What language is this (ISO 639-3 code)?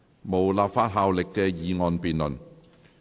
yue